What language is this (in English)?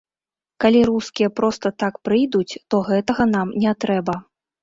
Belarusian